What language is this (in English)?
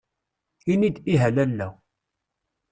Kabyle